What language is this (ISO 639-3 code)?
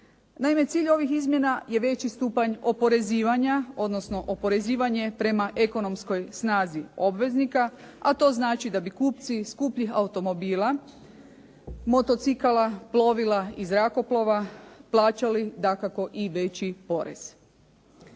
hrv